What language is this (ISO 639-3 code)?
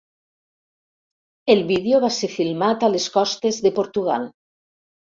cat